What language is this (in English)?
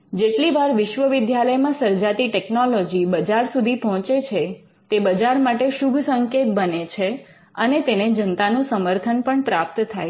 Gujarati